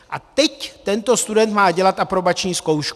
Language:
Czech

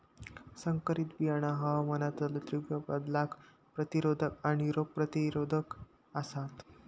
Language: Marathi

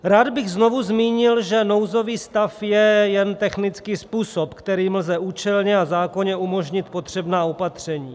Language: Czech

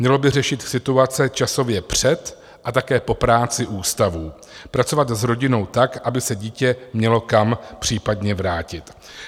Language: Czech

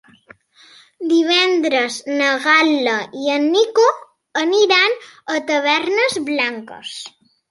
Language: Catalan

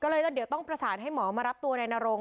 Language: Thai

